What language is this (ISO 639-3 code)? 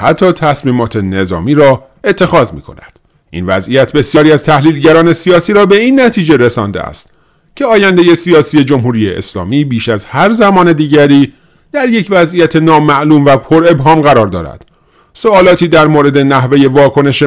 fas